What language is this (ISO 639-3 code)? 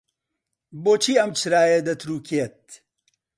ckb